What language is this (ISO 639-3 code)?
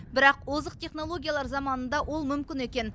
kaz